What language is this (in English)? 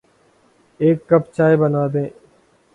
Urdu